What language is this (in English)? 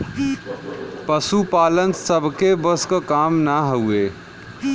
Bhojpuri